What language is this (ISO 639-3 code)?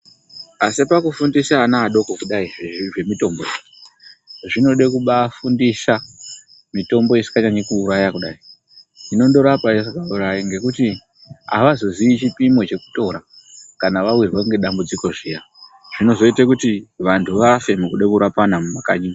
ndc